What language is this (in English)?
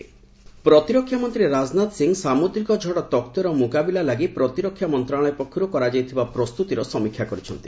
Odia